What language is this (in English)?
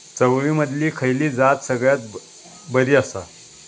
Marathi